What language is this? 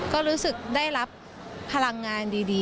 Thai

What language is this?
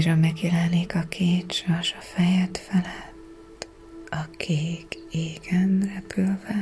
Hungarian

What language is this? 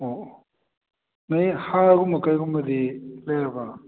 Manipuri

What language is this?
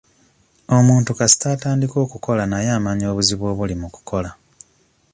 Ganda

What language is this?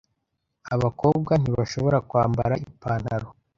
Kinyarwanda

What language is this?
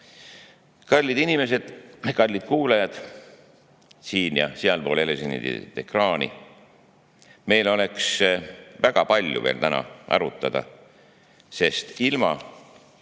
Estonian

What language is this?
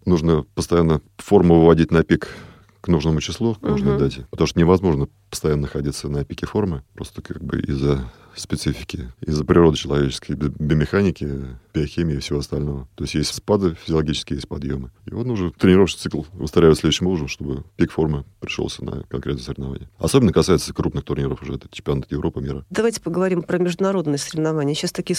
Russian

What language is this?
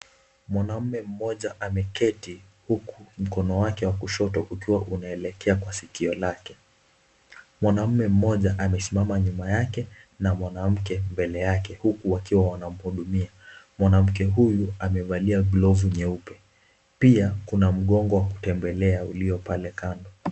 Swahili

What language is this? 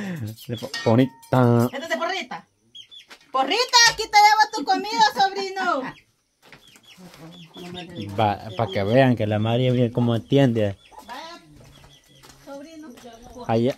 Spanish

